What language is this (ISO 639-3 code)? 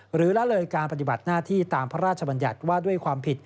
tha